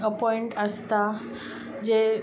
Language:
Konkani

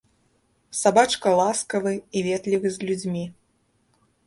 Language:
Belarusian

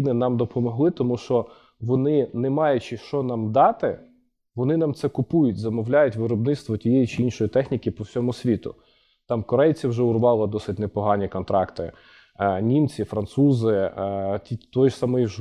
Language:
Ukrainian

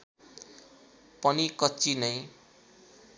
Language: Nepali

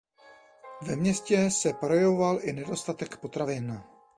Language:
Czech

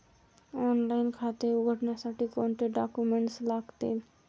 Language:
Marathi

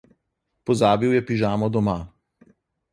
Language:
Slovenian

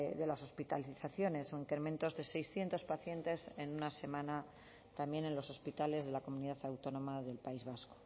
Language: Spanish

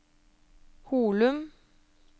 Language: Norwegian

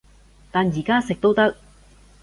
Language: Cantonese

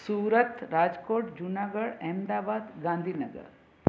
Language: Sindhi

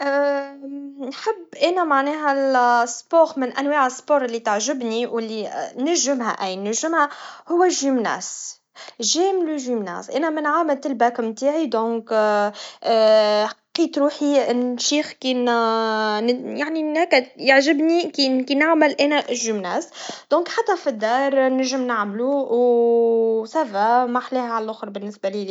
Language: Tunisian Arabic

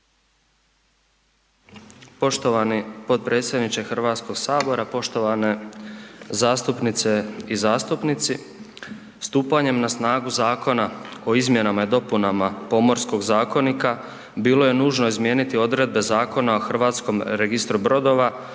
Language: Croatian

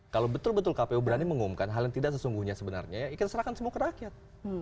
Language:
Indonesian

